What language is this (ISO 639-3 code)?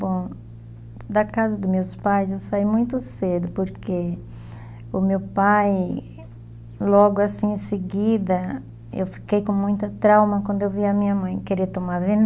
por